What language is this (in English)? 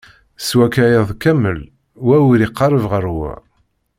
Kabyle